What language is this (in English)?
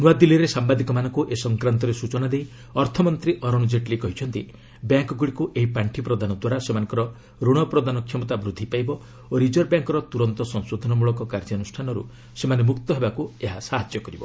Odia